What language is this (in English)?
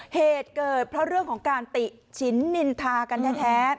Thai